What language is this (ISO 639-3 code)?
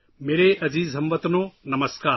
urd